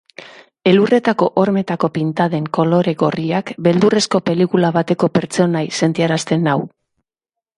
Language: Basque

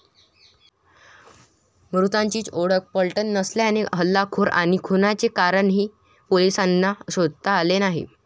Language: Marathi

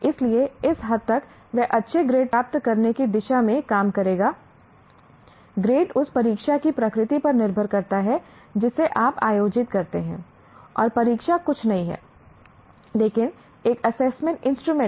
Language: Hindi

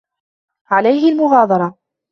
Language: Arabic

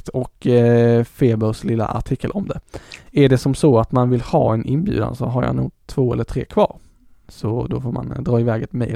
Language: Swedish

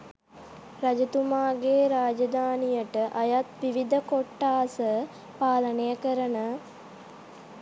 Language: Sinhala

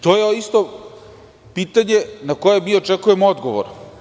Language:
Serbian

